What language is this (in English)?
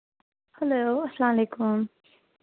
Kashmiri